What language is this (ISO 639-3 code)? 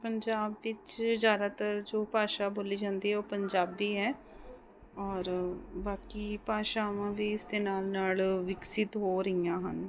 pan